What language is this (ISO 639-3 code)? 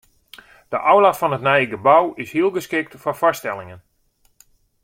fry